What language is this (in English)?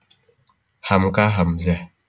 Javanese